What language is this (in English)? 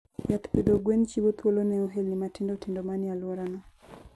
Luo (Kenya and Tanzania)